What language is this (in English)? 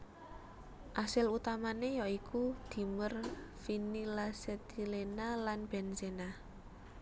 Javanese